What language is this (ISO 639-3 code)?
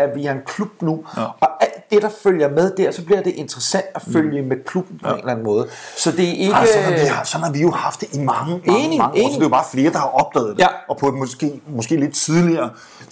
dan